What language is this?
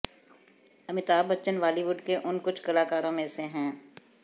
Hindi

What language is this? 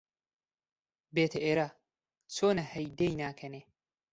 Central Kurdish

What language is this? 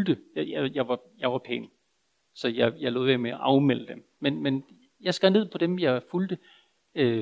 Danish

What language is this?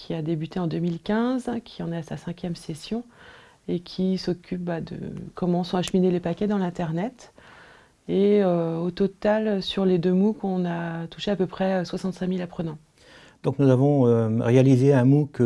French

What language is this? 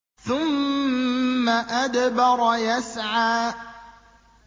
Arabic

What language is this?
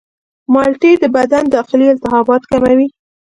Pashto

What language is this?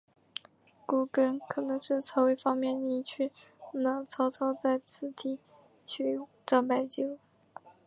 Chinese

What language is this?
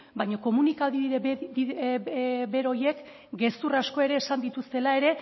Basque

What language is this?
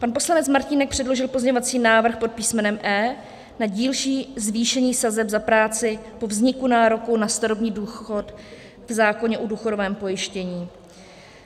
Czech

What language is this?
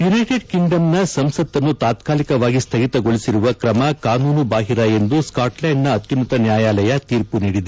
Kannada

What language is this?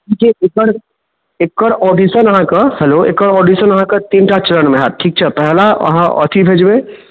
Maithili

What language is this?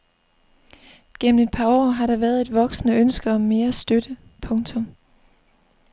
Danish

